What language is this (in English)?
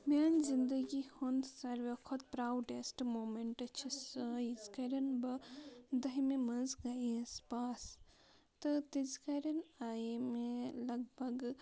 Kashmiri